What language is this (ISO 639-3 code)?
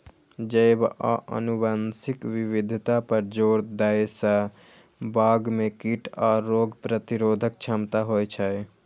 mai